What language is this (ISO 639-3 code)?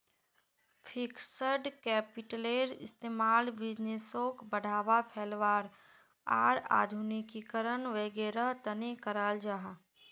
mag